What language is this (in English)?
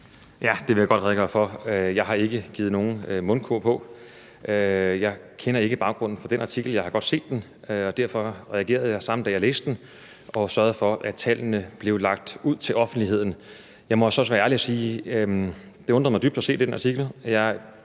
Danish